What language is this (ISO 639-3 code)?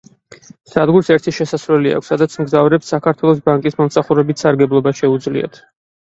kat